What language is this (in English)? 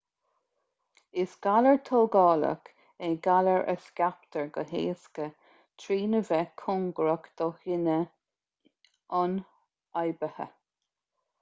Irish